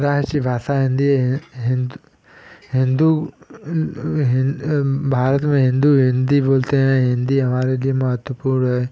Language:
Hindi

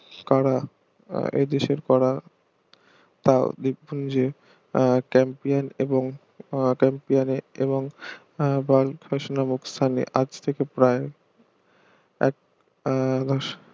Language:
Bangla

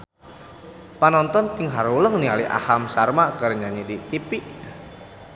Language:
Sundanese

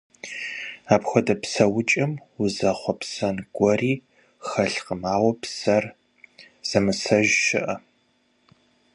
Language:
Kabardian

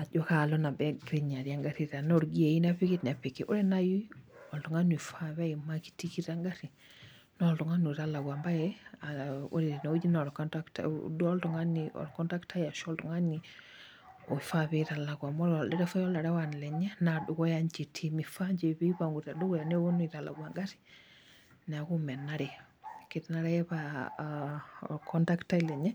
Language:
Masai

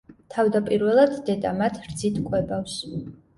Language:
Georgian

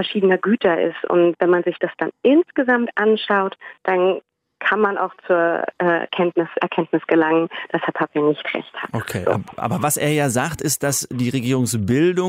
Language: German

